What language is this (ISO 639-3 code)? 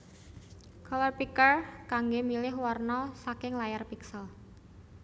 jav